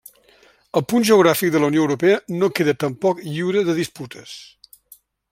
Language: Catalan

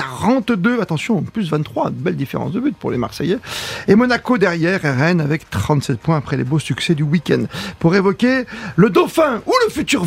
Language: French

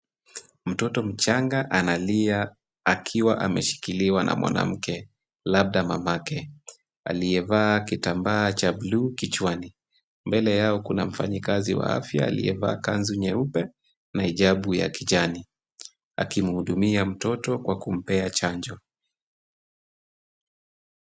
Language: Swahili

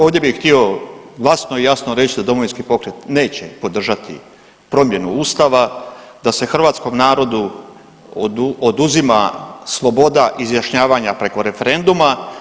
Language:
Croatian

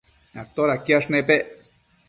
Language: Matsés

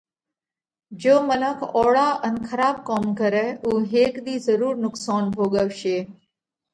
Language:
Parkari Koli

